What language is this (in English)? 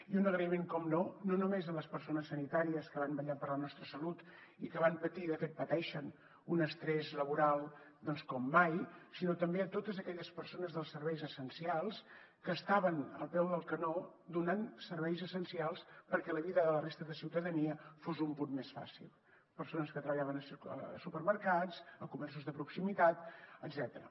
Catalan